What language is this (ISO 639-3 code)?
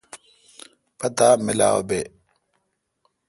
xka